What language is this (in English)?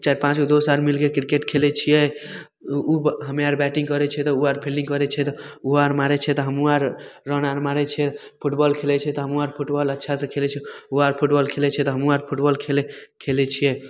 Maithili